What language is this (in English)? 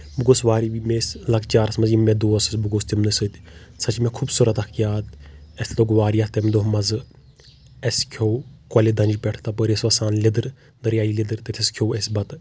Kashmiri